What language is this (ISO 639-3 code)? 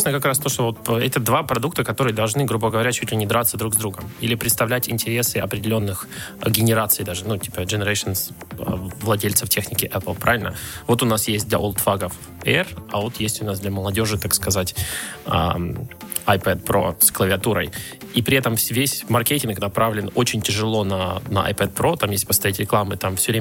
rus